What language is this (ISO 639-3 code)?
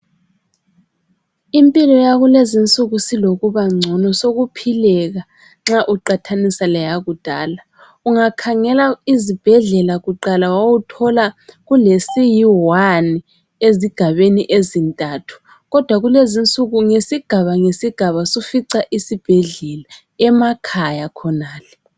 nde